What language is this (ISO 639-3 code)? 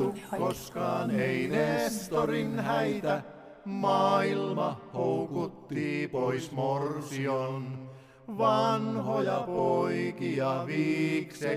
fin